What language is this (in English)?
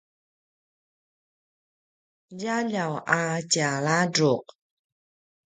Paiwan